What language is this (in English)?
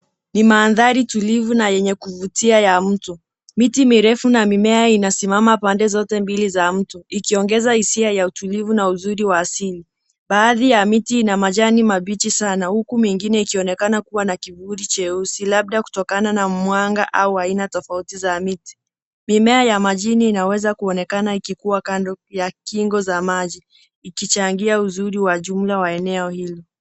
Swahili